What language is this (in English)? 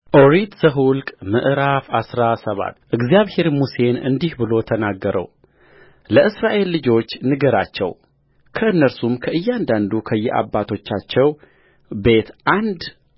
Amharic